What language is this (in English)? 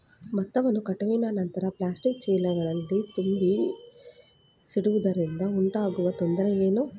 Kannada